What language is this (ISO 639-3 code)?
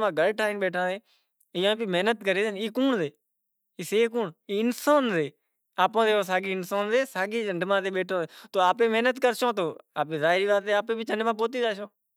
gjk